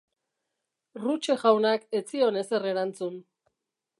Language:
Basque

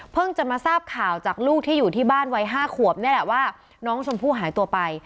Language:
Thai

